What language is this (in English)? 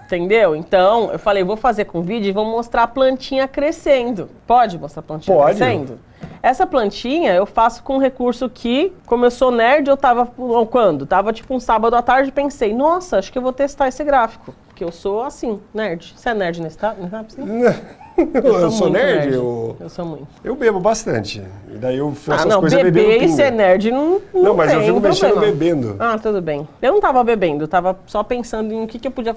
Portuguese